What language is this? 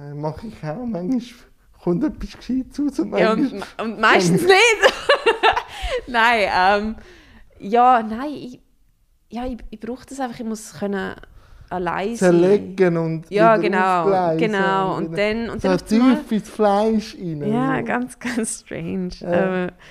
German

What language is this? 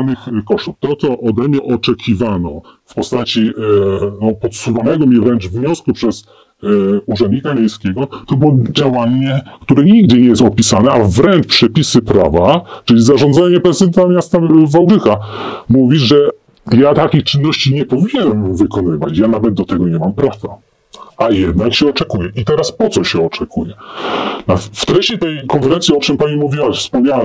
Polish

